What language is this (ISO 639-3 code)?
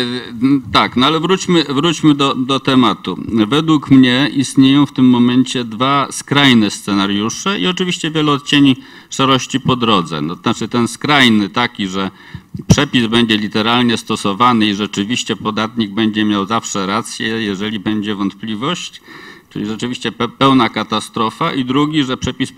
pol